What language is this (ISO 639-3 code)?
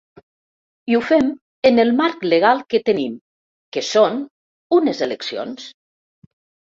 cat